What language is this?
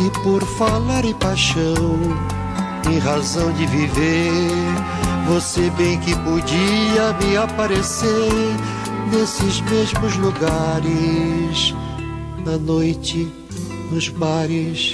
Portuguese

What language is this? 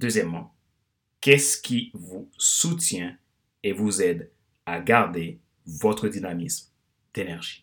French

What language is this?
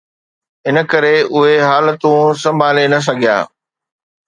Sindhi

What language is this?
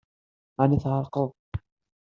Kabyle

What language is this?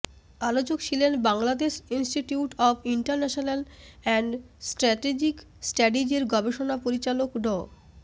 Bangla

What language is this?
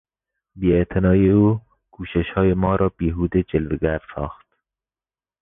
Persian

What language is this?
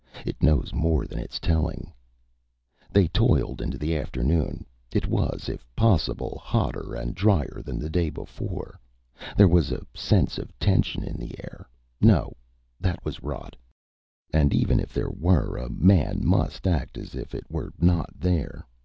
English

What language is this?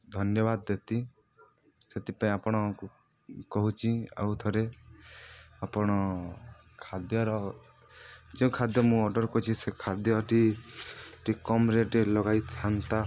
Odia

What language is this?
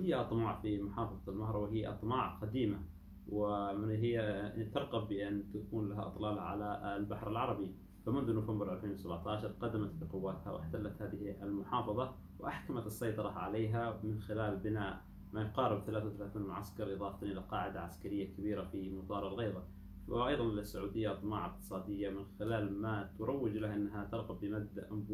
Arabic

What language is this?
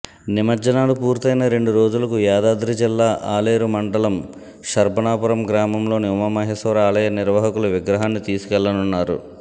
Telugu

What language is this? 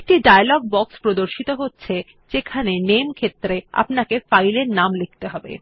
Bangla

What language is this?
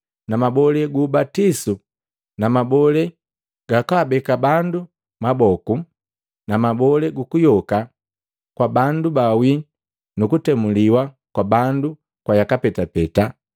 Matengo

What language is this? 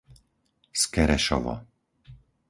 Slovak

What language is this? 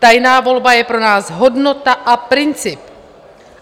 Czech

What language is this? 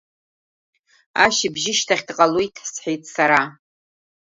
Abkhazian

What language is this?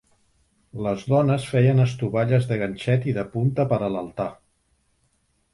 Catalan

